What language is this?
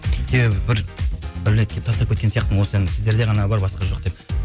Kazakh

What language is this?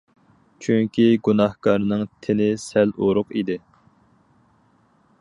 Uyghur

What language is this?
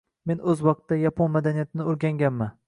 Uzbek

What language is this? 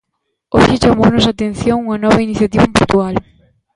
Galician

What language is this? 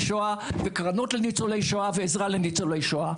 Hebrew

